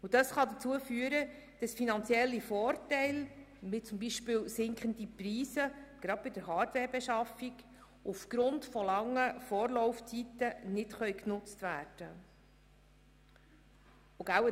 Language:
Swiss German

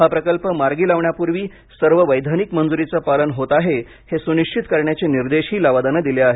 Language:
Marathi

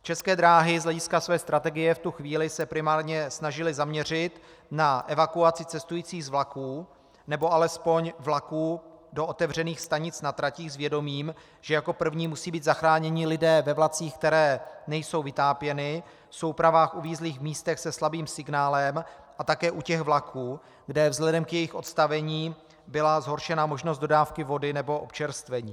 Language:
Czech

